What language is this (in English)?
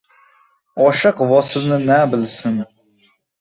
Uzbek